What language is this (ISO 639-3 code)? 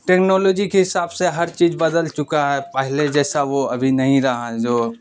urd